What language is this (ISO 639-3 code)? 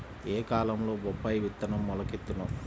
tel